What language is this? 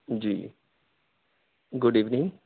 Urdu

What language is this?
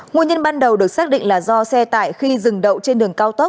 Vietnamese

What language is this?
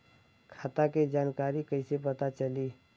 Bhojpuri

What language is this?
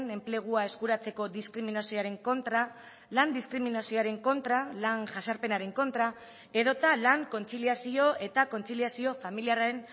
Basque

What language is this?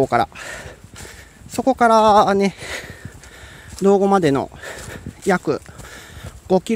Japanese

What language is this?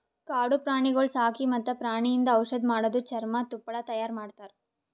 Kannada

